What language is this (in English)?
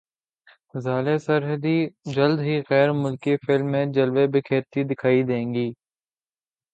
Urdu